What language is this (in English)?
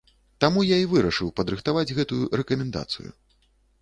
Belarusian